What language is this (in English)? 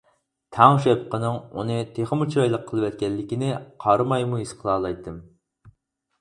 Uyghur